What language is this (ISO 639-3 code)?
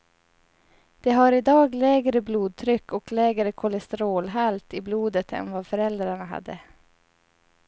swe